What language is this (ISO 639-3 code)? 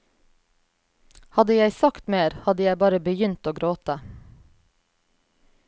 nor